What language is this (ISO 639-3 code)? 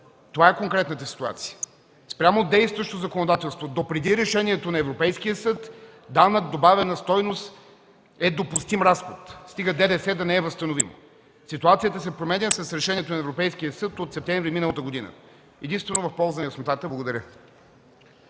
bul